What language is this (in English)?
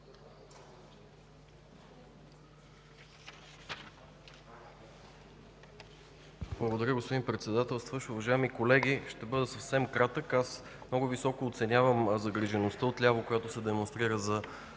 Bulgarian